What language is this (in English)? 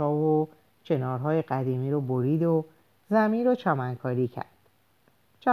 Persian